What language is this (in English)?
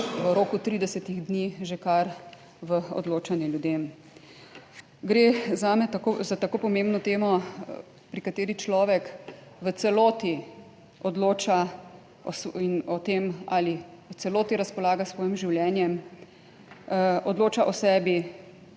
Slovenian